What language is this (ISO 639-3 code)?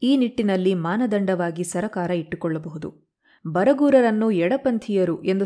kan